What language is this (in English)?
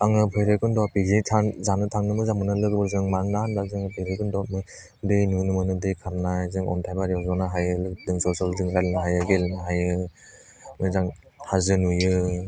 Bodo